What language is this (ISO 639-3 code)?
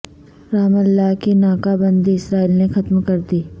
urd